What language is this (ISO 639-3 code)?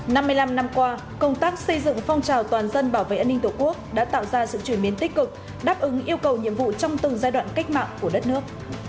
vie